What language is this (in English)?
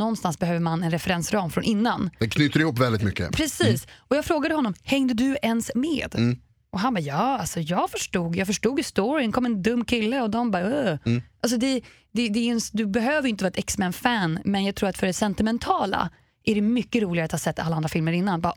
Swedish